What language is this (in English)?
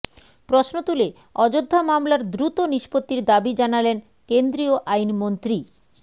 Bangla